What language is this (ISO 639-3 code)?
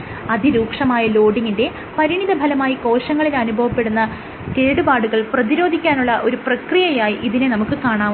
mal